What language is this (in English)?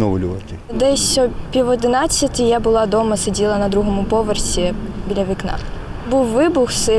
Ukrainian